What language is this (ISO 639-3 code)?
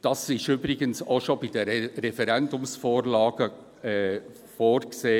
gsw